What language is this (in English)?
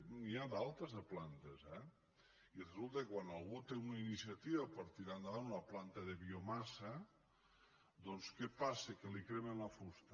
Catalan